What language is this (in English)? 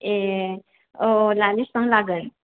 Bodo